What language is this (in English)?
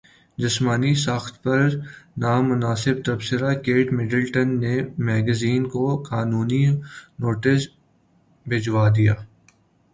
Urdu